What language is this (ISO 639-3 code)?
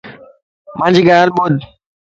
lss